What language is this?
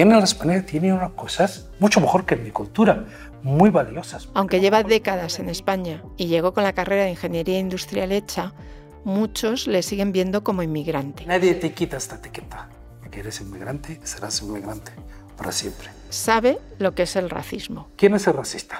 Spanish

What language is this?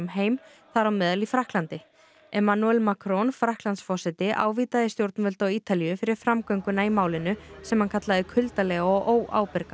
Icelandic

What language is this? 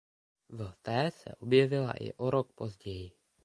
Czech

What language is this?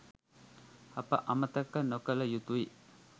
Sinhala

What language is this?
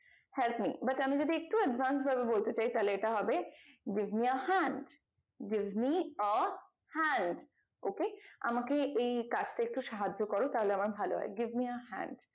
Bangla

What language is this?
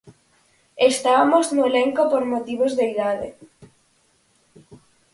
Galician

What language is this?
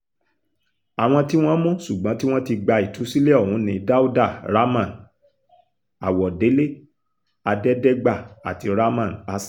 Yoruba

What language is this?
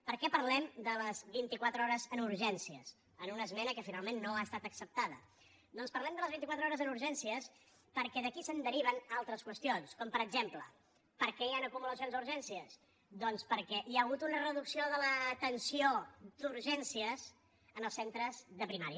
Catalan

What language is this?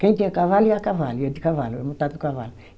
Portuguese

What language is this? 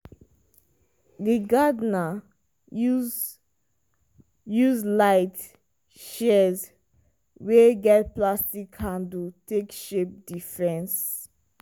Nigerian Pidgin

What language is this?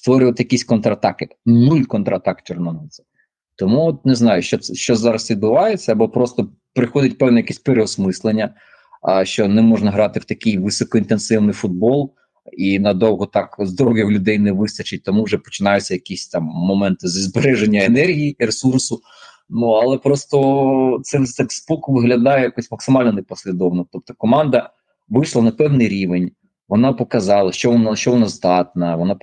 Ukrainian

